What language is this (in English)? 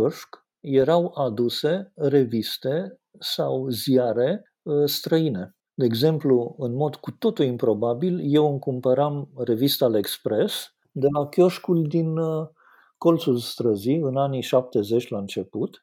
Romanian